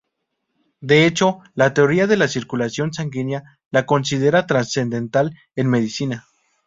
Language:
Spanish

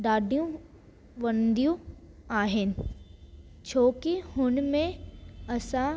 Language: Sindhi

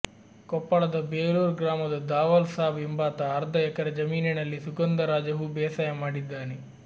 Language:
Kannada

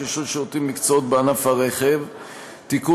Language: Hebrew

